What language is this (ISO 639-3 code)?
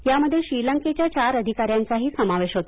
mar